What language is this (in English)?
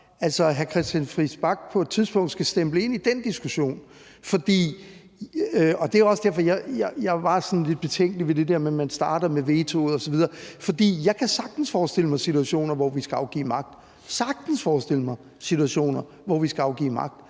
Danish